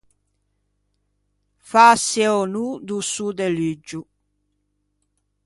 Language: Ligurian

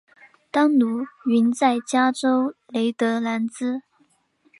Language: Chinese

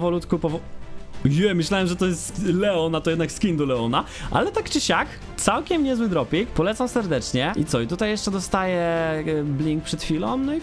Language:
Polish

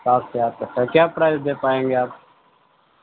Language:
Urdu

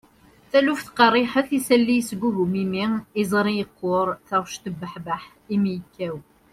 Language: Kabyle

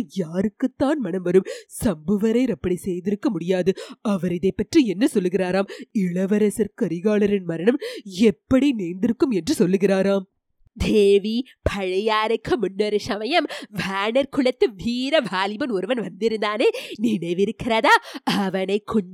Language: Tamil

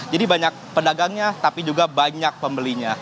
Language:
Indonesian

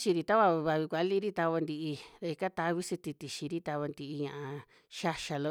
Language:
Western Juxtlahuaca Mixtec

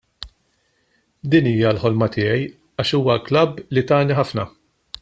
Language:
Maltese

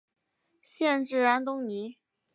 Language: Chinese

